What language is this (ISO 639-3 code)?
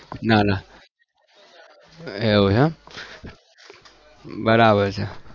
guj